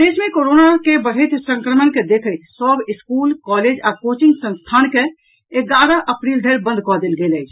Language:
Maithili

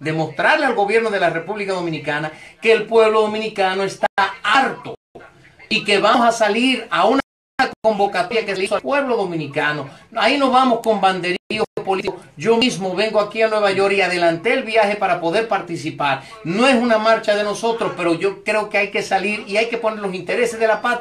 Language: Spanish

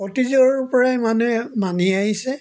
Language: Assamese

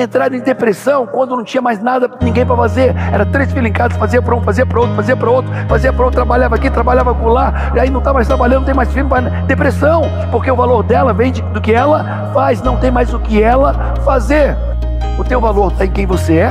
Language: Portuguese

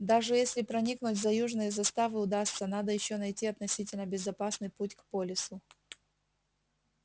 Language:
Russian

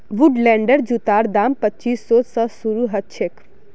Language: Magahi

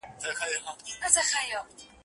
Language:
Pashto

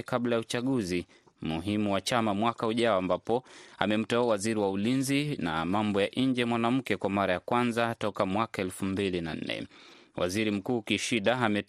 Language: Swahili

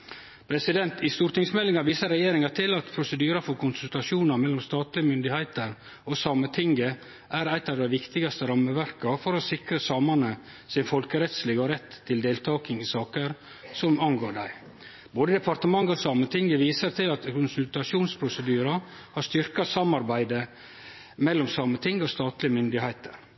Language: Norwegian Nynorsk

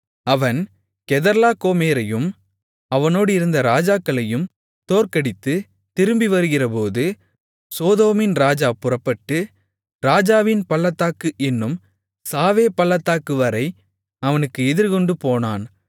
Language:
Tamil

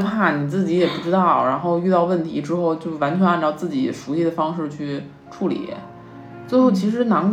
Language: Chinese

